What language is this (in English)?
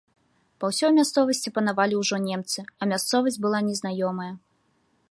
Belarusian